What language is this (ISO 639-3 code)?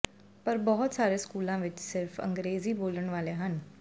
pan